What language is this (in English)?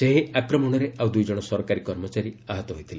Odia